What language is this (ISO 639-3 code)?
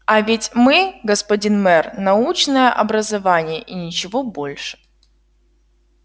rus